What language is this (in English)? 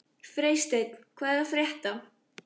Icelandic